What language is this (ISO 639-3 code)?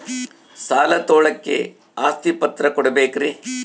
kan